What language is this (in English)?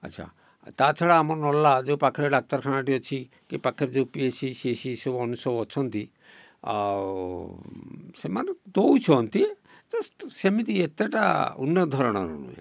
Odia